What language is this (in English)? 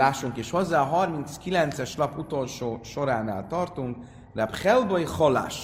Hungarian